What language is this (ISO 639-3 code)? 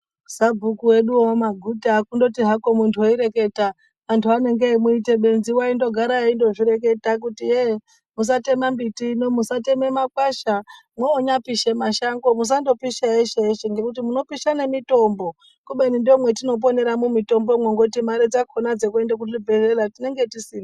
ndc